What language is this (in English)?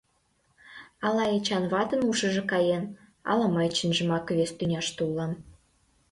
Mari